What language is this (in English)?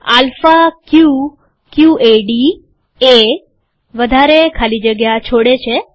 Gujarati